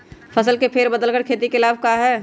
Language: Magahi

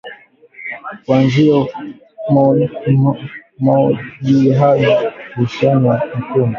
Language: Swahili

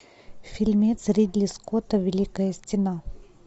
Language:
Russian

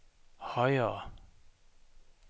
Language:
Danish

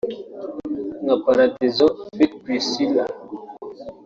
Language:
Kinyarwanda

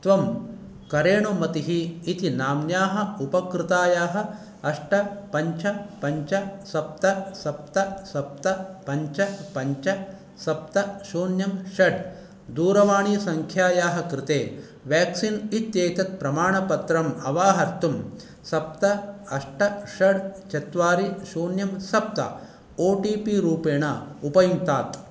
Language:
Sanskrit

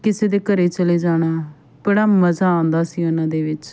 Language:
Punjabi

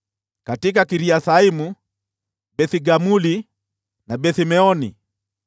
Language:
Swahili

